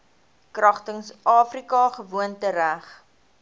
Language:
Afrikaans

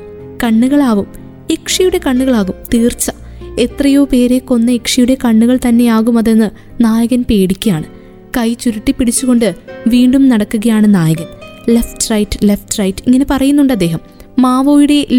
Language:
Malayalam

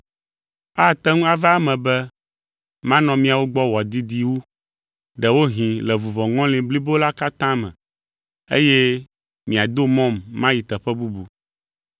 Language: Ewe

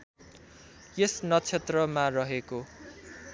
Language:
Nepali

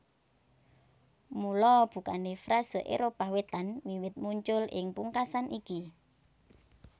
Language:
Javanese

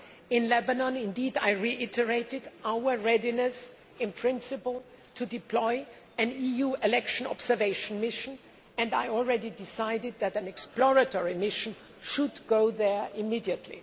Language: English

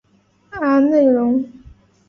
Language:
Chinese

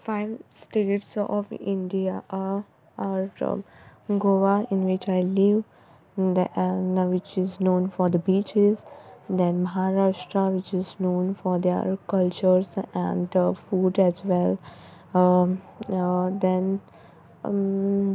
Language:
Konkani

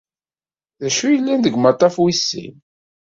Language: Kabyle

